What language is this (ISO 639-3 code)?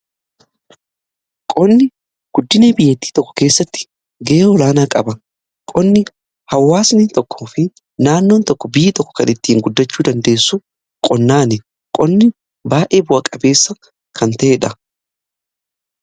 orm